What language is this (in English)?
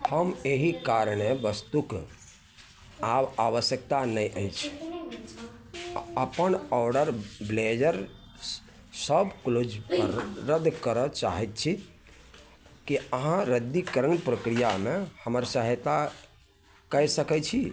Maithili